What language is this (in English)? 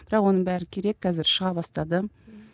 Kazakh